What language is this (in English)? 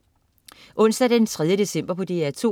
Danish